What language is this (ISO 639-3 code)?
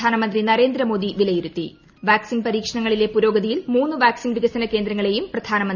mal